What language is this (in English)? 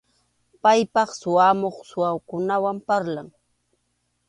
Arequipa-La Unión Quechua